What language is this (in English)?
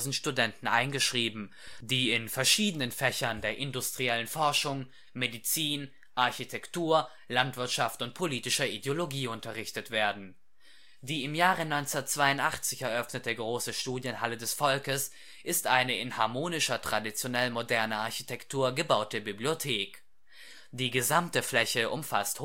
German